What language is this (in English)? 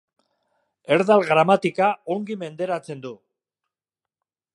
Basque